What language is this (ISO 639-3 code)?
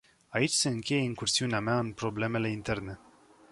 ron